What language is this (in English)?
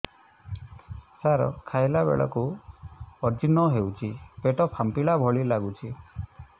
Odia